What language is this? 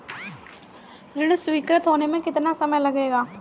Hindi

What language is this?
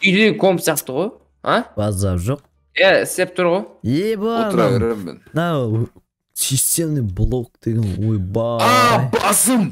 Turkish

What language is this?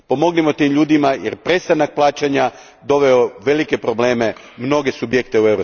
Croatian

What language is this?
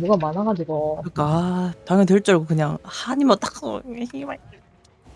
Korean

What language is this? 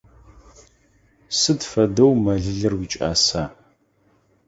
Adyghe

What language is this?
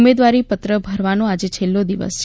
Gujarati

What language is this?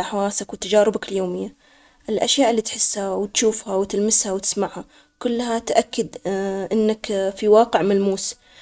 Omani Arabic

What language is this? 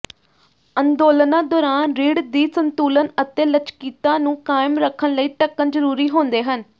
Punjabi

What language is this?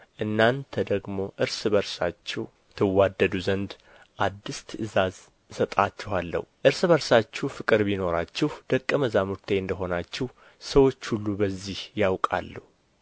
Amharic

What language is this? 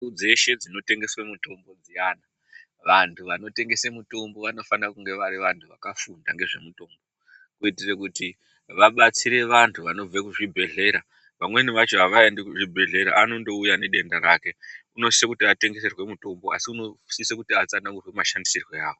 Ndau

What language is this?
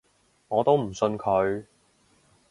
Cantonese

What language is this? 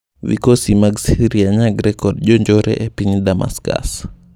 Luo (Kenya and Tanzania)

